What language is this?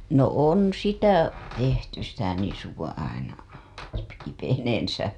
Finnish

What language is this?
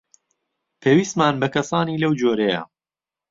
Central Kurdish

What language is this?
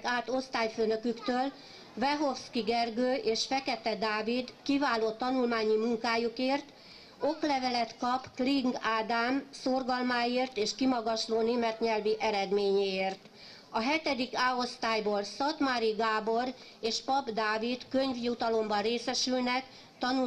Hungarian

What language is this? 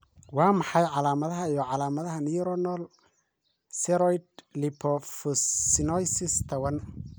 Somali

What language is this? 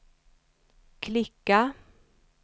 Swedish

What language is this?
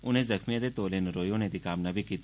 Dogri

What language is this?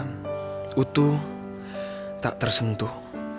Indonesian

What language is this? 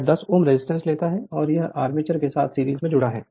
Hindi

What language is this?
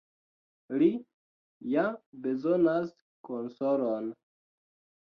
Esperanto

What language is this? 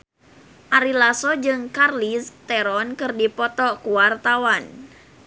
Sundanese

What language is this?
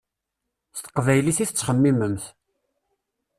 Kabyle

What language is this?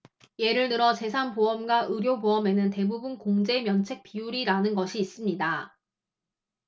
Korean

